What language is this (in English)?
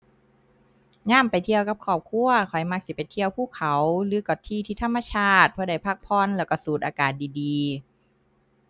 Thai